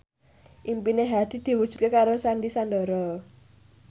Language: Javanese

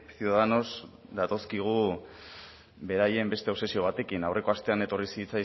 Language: Basque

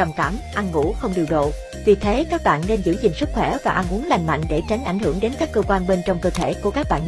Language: Vietnamese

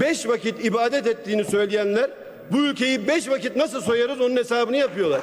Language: Turkish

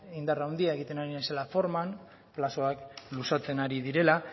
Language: Basque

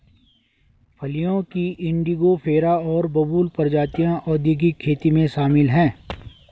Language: Hindi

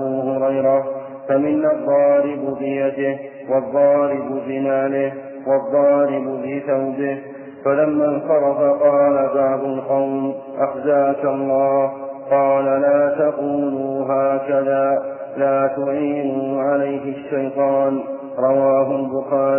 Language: Arabic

